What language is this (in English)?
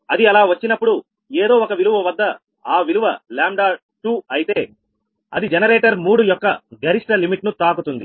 Telugu